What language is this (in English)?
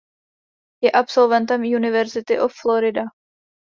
Czech